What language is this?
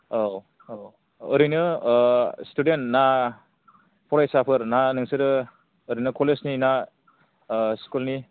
Bodo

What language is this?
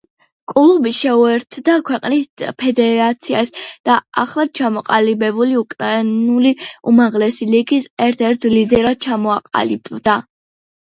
Georgian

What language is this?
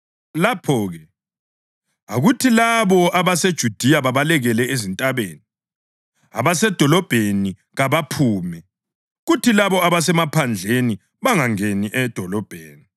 North Ndebele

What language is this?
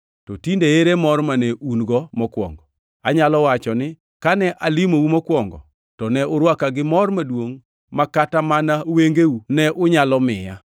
Luo (Kenya and Tanzania)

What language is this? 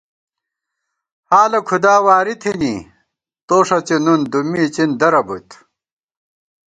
Gawar-Bati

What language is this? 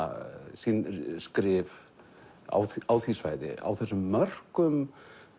Icelandic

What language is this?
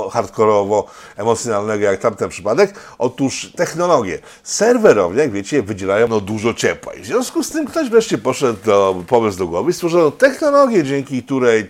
Polish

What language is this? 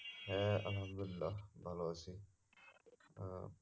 Bangla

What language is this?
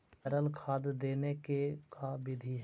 Magahi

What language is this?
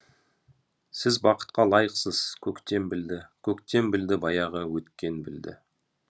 Kazakh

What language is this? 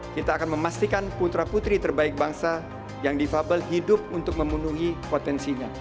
Indonesian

